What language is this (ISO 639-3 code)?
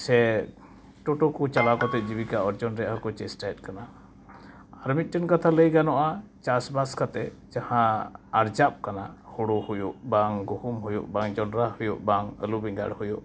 sat